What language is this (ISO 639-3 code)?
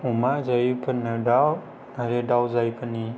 brx